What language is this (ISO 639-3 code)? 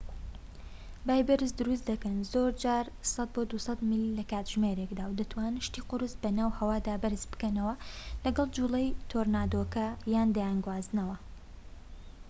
ckb